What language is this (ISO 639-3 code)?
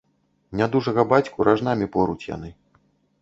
bel